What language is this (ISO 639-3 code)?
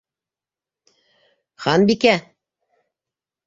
bak